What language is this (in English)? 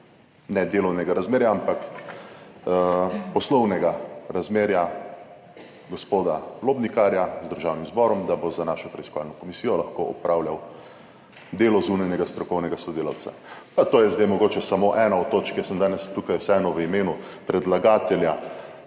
Slovenian